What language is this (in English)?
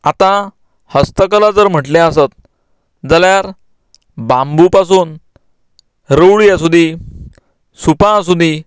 Konkani